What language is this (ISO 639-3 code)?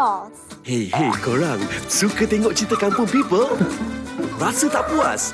msa